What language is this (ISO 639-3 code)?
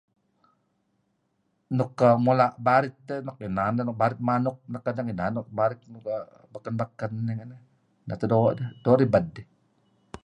kzi